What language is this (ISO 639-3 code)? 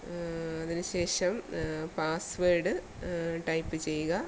mal